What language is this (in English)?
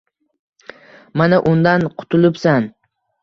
Uzbek